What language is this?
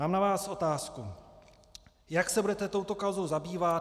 Czech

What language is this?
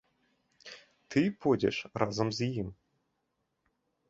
Belarusian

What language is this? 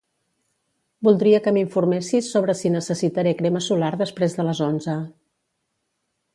Catalan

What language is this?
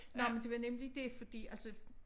Danish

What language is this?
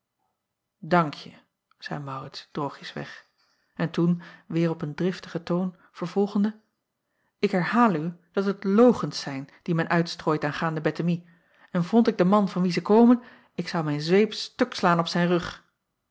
Dutch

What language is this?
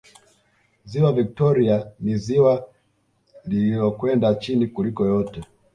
Swahili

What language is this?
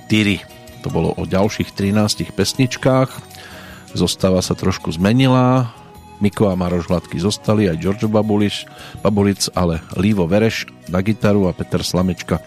Slovak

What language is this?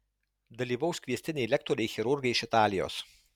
Lithuanian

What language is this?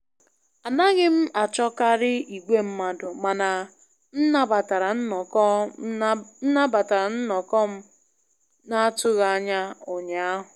Igbo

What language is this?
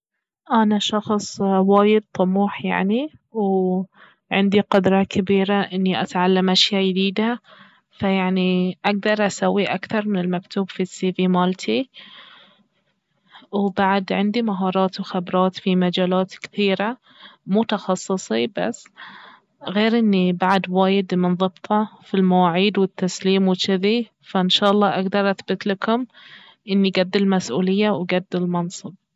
Baharna Arabic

